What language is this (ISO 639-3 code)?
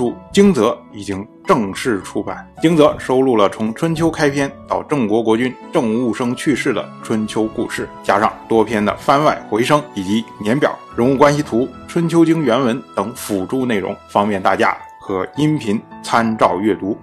zho